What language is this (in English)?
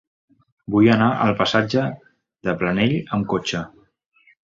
Catalan